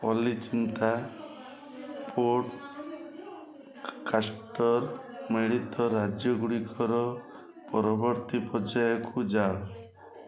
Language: Odia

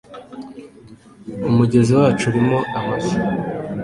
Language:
Kinyarwanda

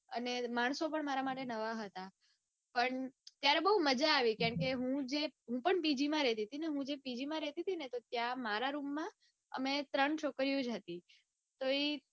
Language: Gujarati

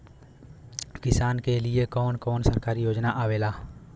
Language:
Bhojpuri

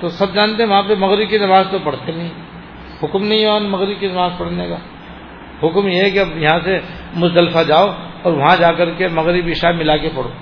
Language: Urdu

